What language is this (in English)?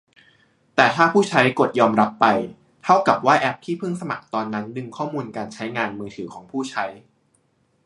Thai